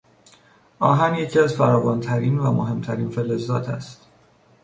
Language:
Persian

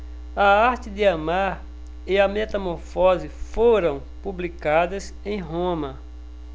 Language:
Portuguese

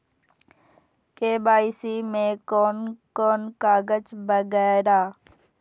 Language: Maithili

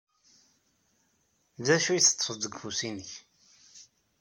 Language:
Kabyle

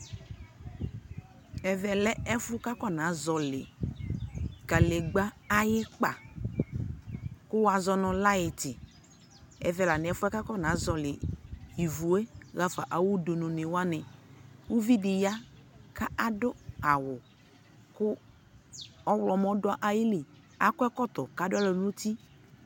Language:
Ikposo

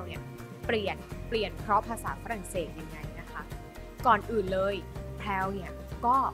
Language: Thai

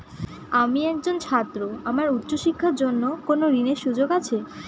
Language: Bangla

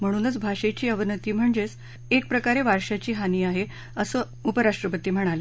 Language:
Marathi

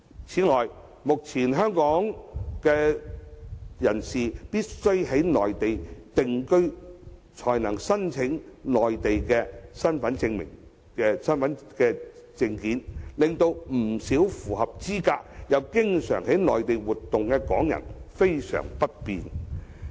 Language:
Cantonese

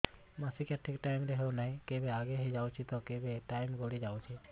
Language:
Odia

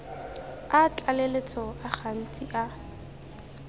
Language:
Tswana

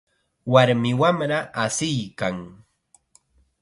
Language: Chiquián Ancash Quechua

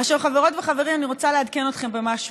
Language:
Hebrew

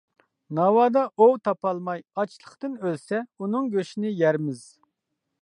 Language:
Uyghur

